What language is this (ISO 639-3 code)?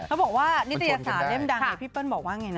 tha